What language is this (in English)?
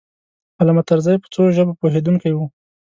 Pashto